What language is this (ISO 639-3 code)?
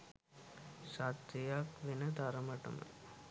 sin